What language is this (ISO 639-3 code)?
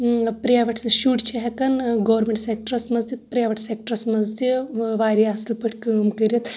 kas